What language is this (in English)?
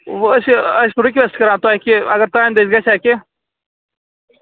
Kashmiri